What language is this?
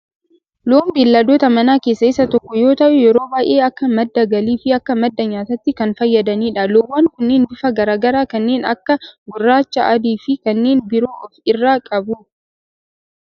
Oromo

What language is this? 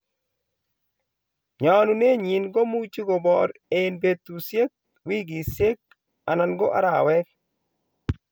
Kalenjin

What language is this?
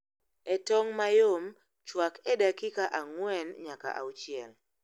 Luo (Kenya and Tanzania)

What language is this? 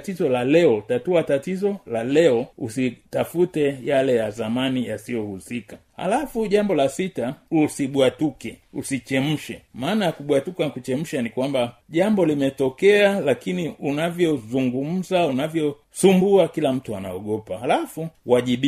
Swahili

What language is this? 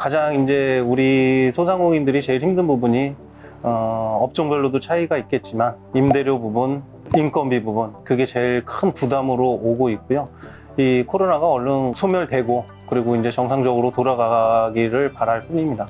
Korean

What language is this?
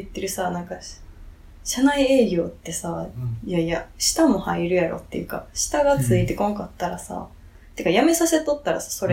Japanese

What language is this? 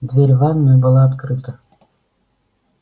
Russian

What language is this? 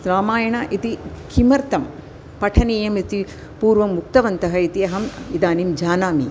Sanskrit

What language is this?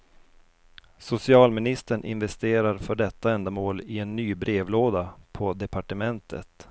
Swedish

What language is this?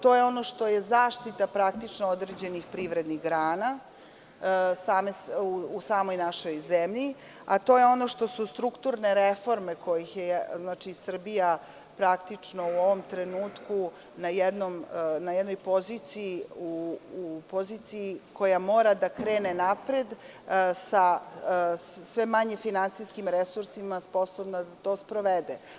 Serbian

